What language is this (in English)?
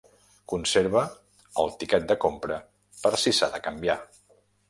Catalan